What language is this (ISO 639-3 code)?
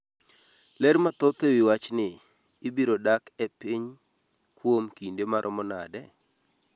luo